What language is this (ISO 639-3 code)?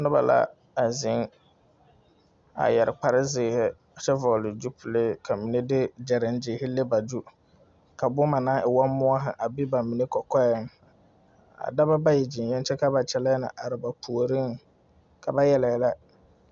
dga